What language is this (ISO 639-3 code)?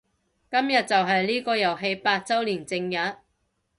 yue